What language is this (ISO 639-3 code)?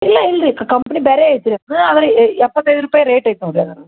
kan